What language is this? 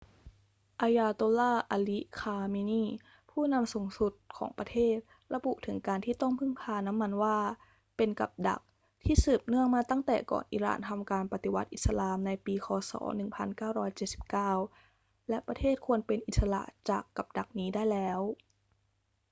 Thai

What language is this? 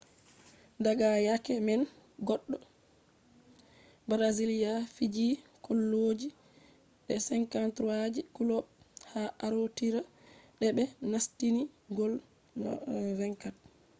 Fula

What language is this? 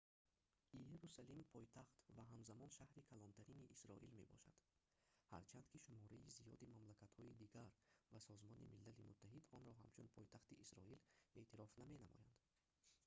Tajik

